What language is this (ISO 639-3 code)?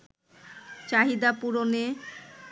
ben